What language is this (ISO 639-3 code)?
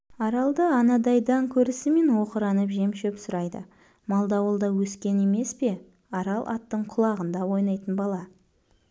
kaz